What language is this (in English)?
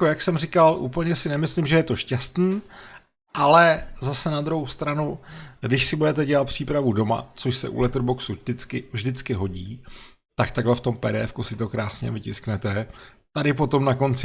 Czech